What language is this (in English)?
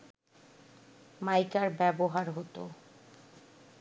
Bangla